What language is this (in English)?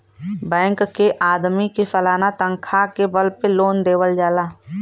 Bhojpuri